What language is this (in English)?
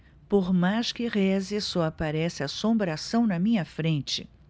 Portuguese